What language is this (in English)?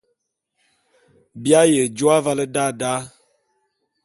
Bulu